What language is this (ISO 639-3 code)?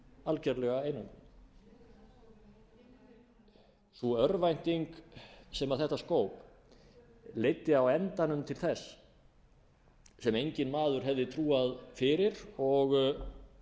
isl